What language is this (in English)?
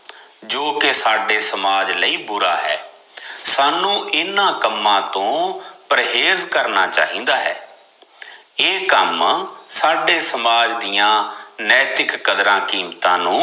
Punjabi